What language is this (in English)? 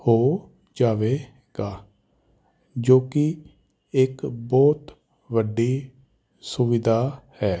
Punjabi